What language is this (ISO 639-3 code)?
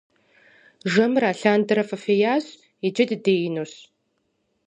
kbd